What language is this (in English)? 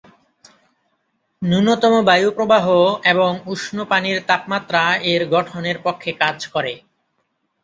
Bangla